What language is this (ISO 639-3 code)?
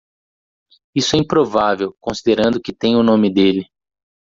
por